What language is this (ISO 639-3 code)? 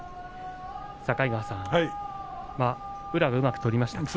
jpn